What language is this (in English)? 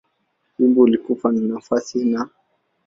Swahili